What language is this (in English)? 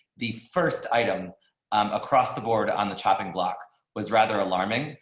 English